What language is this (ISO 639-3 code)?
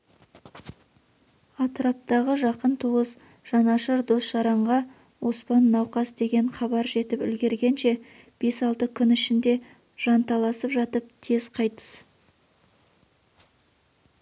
kaz